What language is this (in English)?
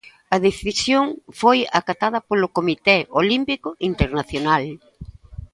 Galician